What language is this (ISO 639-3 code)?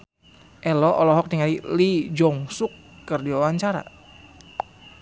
sun